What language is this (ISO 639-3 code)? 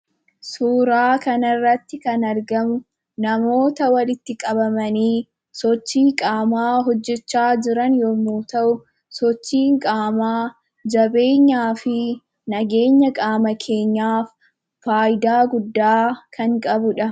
orm